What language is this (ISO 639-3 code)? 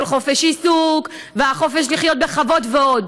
heb